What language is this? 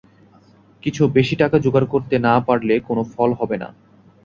Bangla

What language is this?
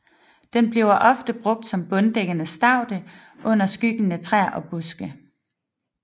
Danish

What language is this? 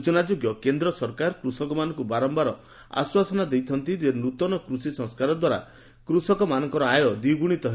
Odia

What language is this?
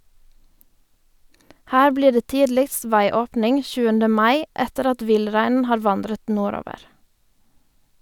Norwegian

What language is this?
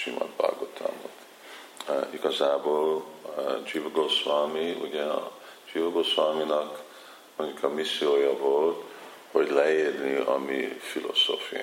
Hungarian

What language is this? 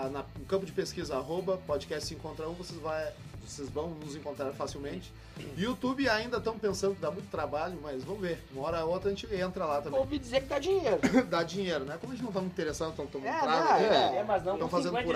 Portuguese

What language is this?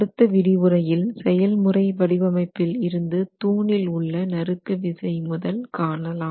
Tamil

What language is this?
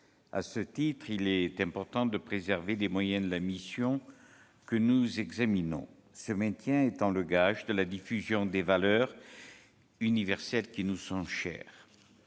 French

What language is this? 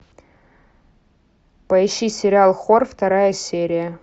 Russian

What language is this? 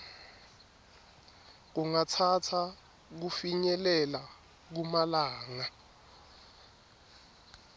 Swati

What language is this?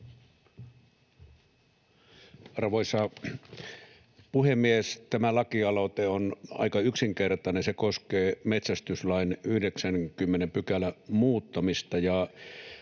Finnish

